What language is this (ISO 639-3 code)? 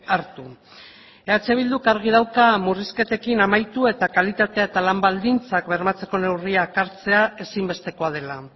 eus